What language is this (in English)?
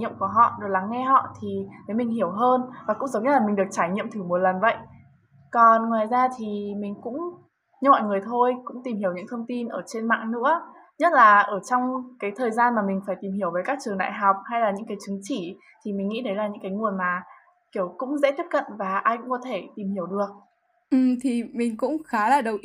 Vietnamese